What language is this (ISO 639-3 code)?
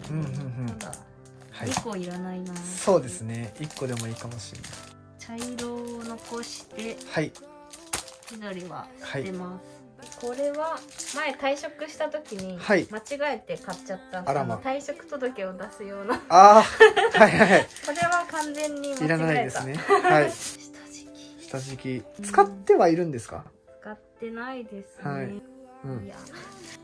jpn